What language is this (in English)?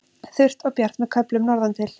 Icelandic